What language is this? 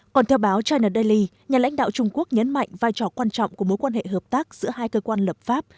Vietnamese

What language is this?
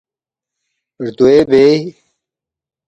Balti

